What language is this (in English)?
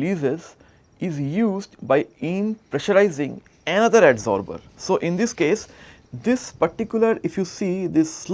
English